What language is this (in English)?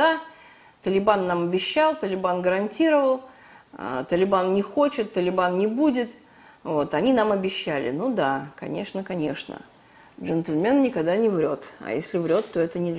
Russian